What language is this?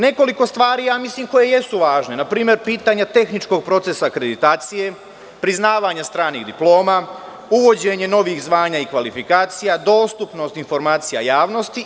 Serbian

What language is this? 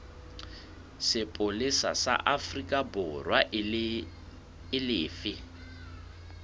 Southern Sotho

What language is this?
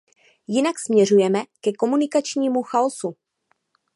Czech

